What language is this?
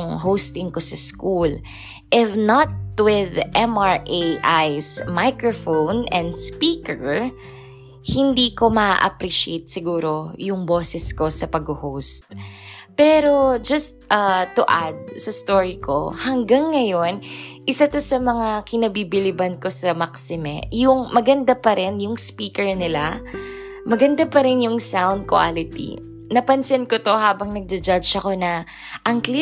Filipino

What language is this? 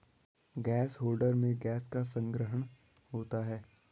Hindi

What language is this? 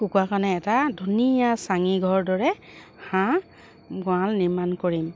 Assamese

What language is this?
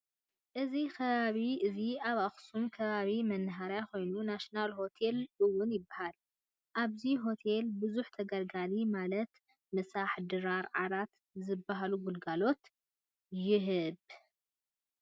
Tigrinya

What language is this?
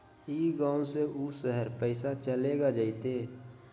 Magahi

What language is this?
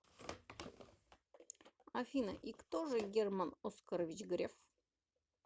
Russian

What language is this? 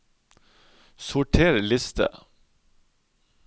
Norwegian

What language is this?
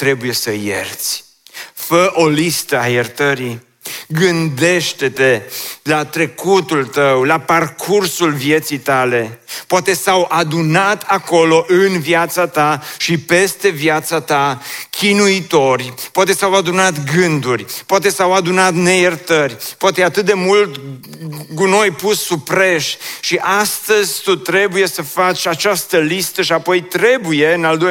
Romanian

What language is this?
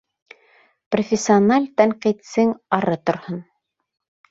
Bashkir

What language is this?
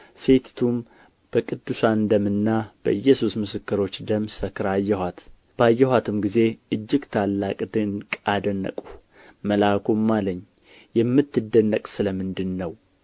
Amharic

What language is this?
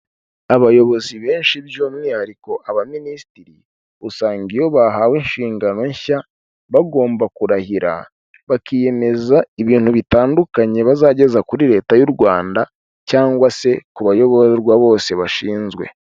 Kinyarwanda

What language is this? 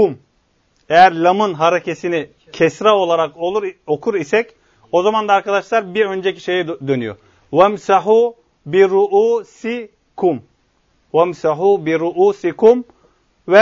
Turkish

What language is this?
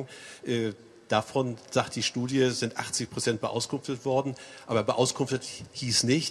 German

